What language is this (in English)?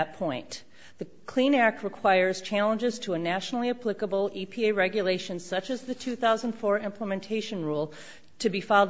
English